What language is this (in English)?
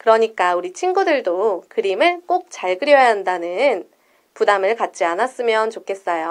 Korean